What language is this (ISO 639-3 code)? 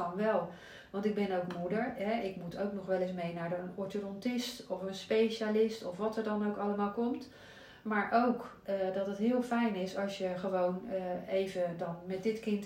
nld